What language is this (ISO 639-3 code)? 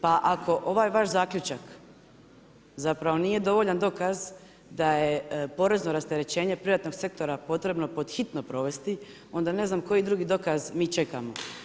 hrv